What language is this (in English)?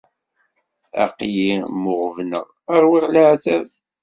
Kabyle